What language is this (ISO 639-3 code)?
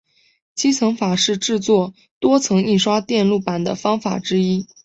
zho